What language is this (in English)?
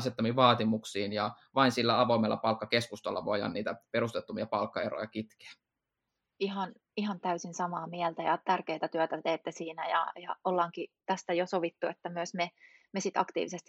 Finnish